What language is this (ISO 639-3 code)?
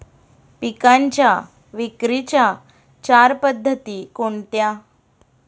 mar